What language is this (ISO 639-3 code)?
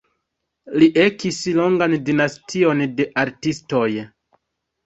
epo